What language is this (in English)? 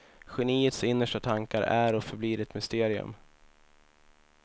Swedish